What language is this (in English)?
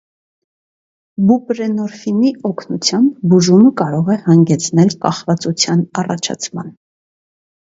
Armenian